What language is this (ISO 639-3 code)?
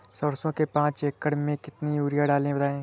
hin